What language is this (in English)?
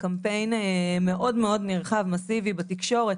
Hebrew